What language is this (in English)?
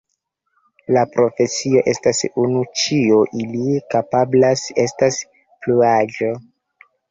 Esperanto